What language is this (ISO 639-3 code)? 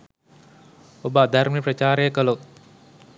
sin